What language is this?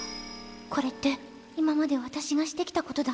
Japanese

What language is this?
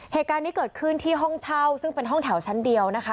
Thai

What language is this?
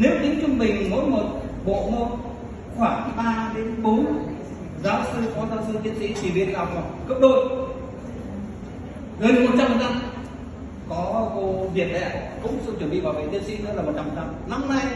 Vietnamese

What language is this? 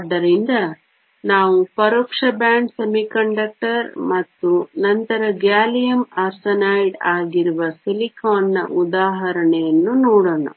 Kannada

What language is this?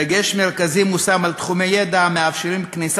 Hebrew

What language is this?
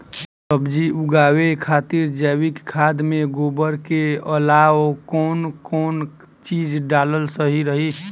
Bhojpuri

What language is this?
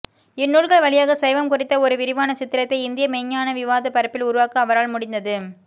Tamil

